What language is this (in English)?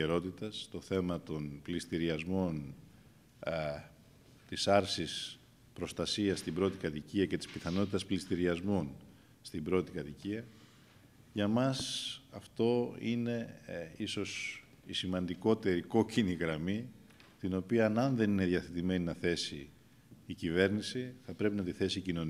Greek